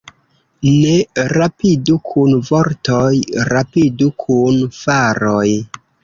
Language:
Esperanto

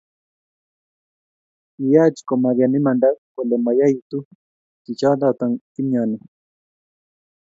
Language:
Kalenjin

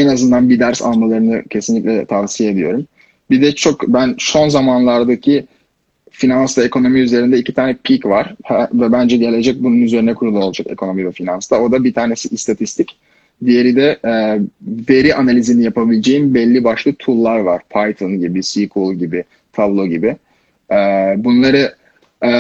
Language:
Turkish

